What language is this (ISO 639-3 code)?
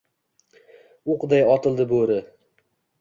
uzb